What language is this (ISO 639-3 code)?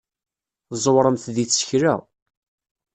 kab